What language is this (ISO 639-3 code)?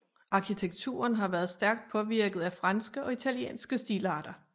dan